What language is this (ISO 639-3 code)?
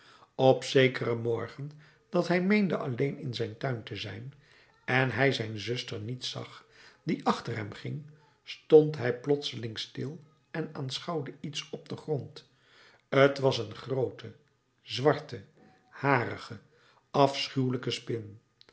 nld